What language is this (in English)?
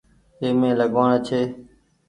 Goaria